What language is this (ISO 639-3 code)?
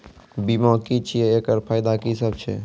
mai